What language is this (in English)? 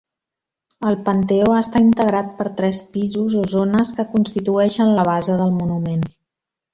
Catalan